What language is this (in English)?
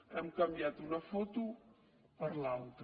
Catalan